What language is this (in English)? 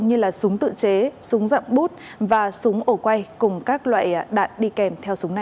Vietnamese